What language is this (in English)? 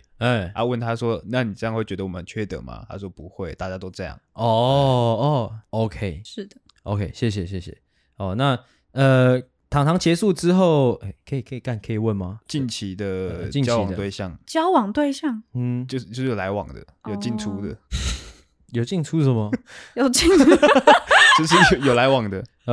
Chinese